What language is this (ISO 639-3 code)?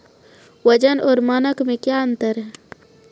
mai